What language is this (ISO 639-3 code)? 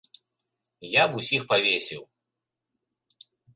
bel